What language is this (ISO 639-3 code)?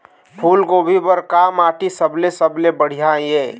hne